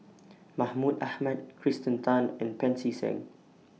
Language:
English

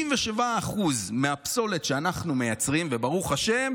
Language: Hebrew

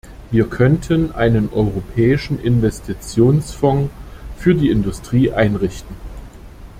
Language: German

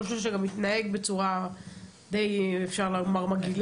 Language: Hebrew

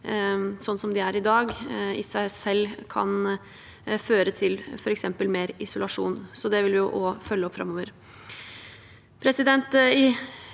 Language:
Norwegian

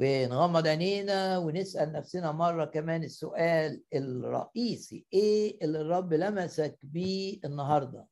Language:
Arabic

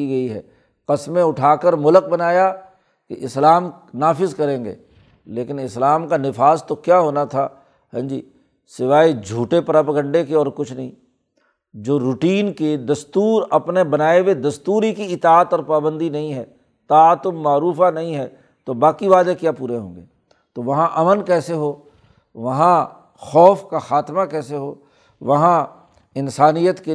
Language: Urdu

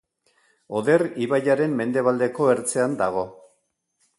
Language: Basque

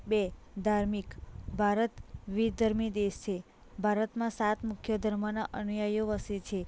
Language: Gujarati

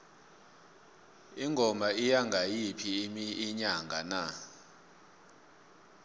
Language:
South Ndebele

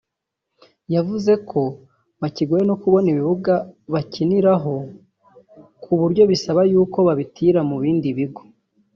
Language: Kinyarwanda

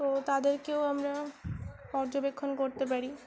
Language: Bangla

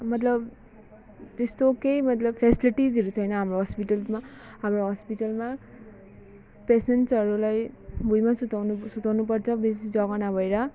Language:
Nepali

